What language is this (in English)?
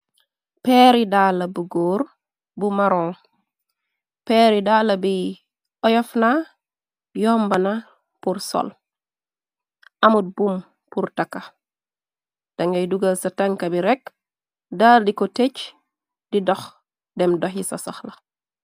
Wolof